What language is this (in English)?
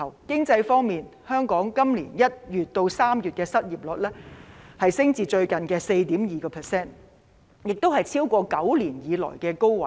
Cantonese